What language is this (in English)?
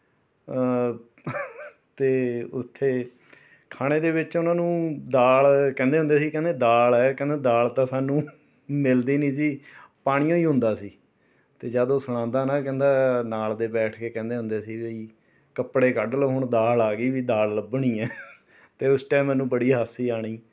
Punjabi